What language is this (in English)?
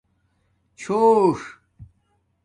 Domaaki